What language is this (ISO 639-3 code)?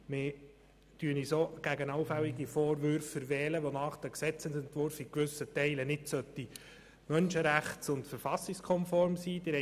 gsw